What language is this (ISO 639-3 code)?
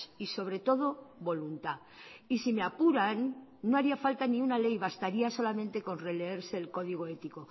spa